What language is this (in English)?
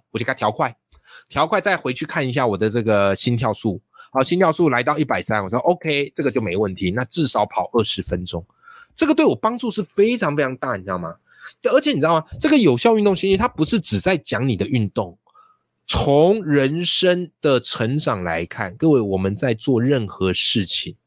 Chinese